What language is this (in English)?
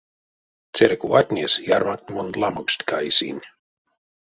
Erzya